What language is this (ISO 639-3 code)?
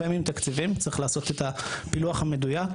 heb